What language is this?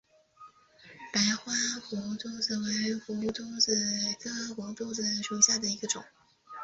Chinese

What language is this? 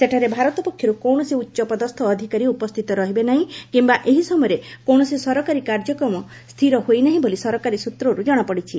Odia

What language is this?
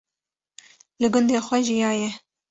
Kurdish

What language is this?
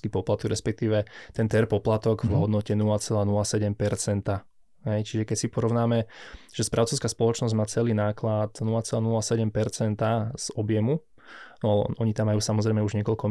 Slovak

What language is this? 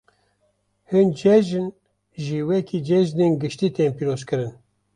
Kurdish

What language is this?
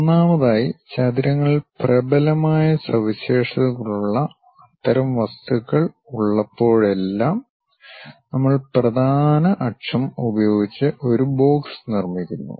Malayalam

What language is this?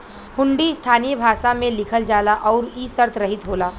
Bhojpuri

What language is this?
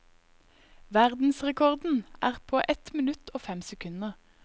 Norwegian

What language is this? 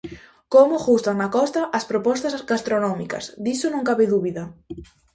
Galician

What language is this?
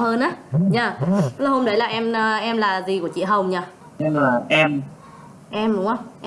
Vietnamese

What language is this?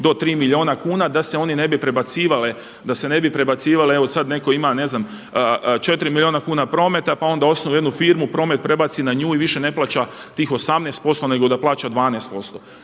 Croatian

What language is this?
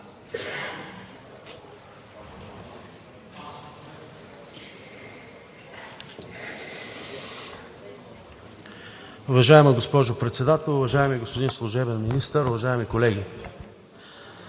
Bulgarian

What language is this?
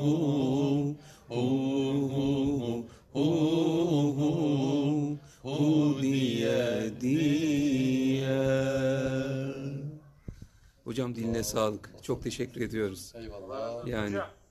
Turkish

